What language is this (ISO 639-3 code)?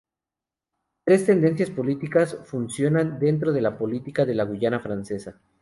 spa